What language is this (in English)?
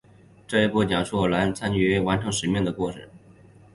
Chinese